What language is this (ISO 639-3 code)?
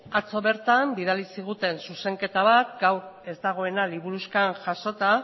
eus